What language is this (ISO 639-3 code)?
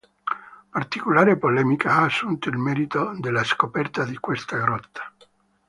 ita